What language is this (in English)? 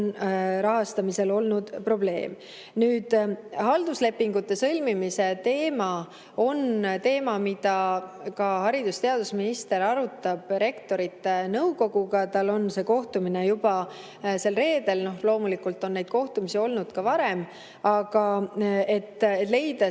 Estonian